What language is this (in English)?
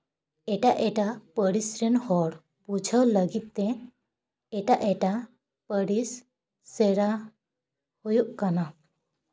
Santali